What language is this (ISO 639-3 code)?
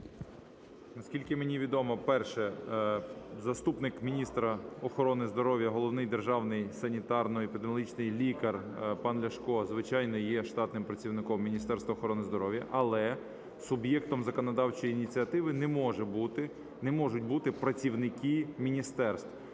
ukr